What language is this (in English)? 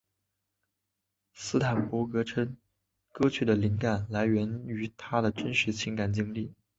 Chinese